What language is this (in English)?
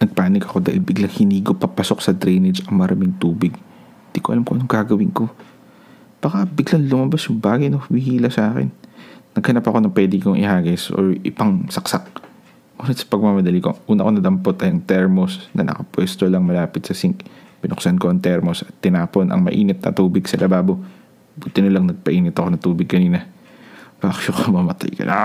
Filipino